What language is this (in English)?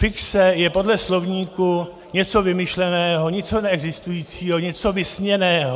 Czech